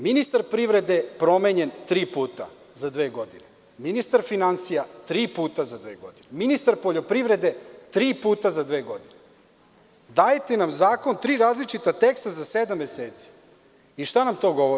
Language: Serbian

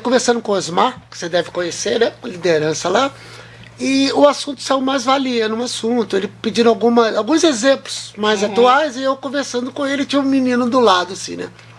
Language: Portuguese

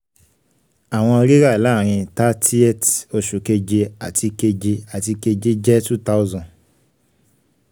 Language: Yoruba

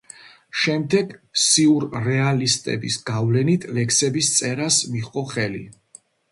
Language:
Georgian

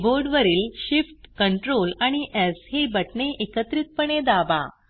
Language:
Marathi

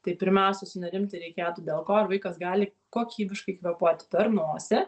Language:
Lithuanian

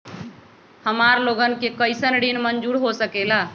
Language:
Magahi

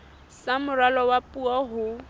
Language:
Southern Sotho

